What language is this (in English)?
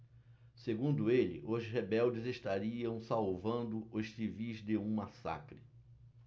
Portuguese